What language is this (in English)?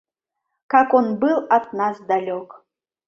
Mari